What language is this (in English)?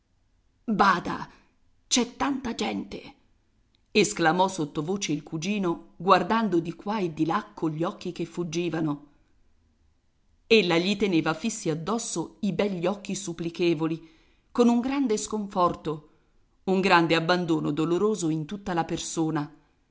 Italian